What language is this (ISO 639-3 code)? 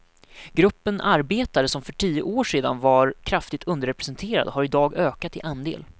swe